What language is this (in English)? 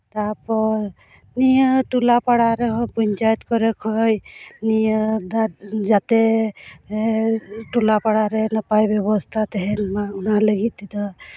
Santali